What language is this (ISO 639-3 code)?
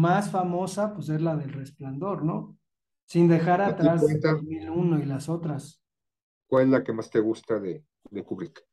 spa